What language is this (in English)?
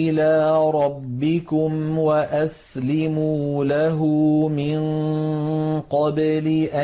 Arabic